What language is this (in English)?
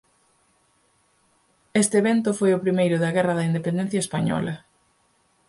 Galician